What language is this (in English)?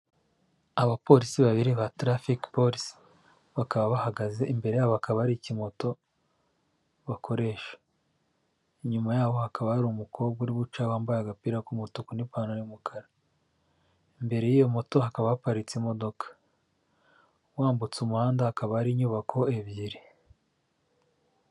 Kinyarwanda